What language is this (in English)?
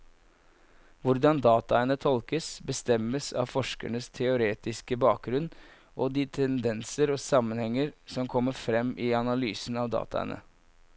Norwegian